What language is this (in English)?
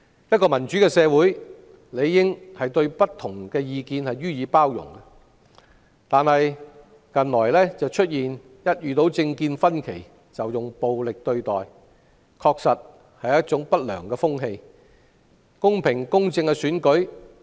Cantonese